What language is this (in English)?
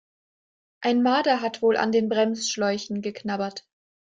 German